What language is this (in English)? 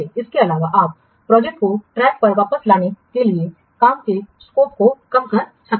Hindi